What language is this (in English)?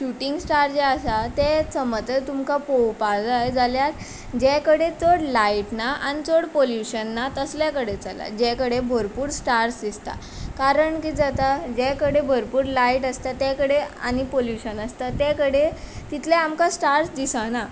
Konkani